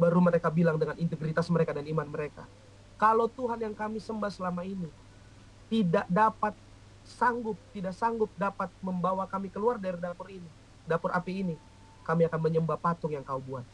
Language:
Indonesian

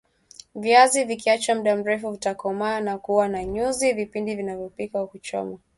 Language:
Swahili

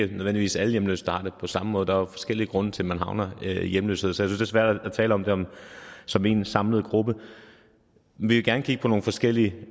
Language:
Danish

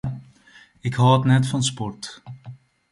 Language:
Western Frisian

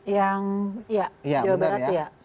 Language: Indonesian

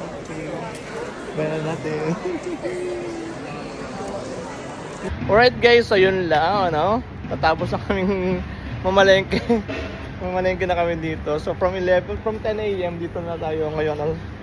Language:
Filipino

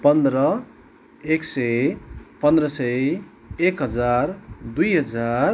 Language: Nepali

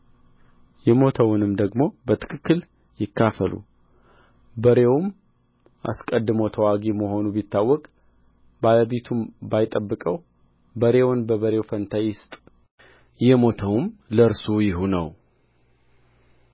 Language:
Amharic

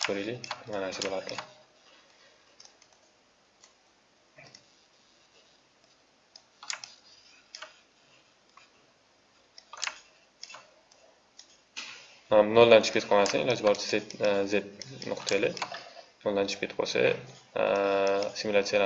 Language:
Turkish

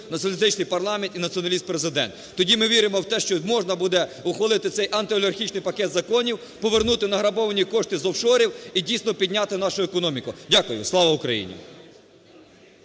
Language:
Ukrainian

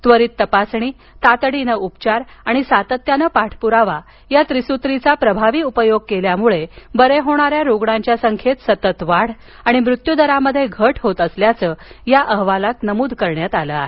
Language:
Marathi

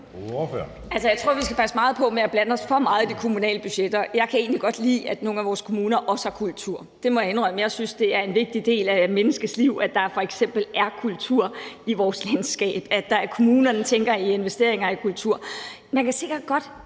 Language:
Danish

